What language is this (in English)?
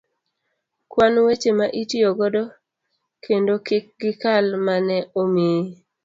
Luo (Kenya and Tanzania)